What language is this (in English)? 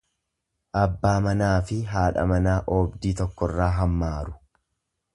Oromo